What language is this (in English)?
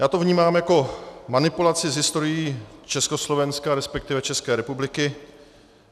Czech